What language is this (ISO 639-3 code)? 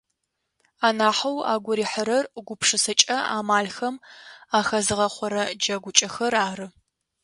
ady